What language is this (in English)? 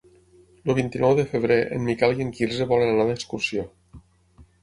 Catalan